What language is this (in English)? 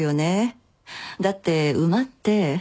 Japanese